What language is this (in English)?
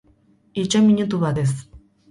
Basque